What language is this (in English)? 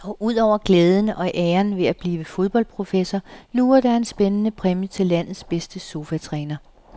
Danish